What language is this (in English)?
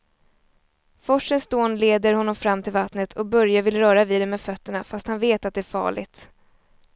Swedish